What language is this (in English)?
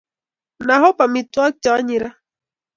Kalenjin